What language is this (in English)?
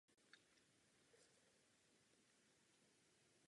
Czech